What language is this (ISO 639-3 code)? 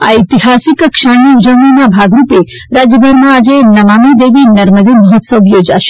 guj